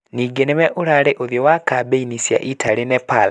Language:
Kikuyu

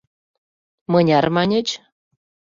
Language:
Mari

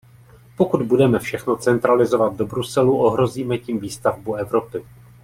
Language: Czech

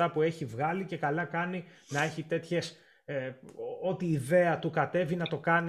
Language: Greek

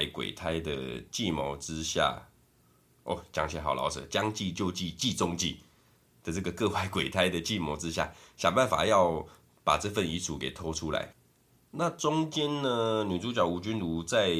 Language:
Chinese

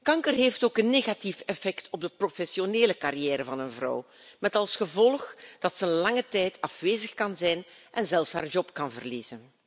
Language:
Dutch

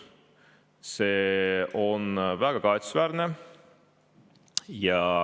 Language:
Estonian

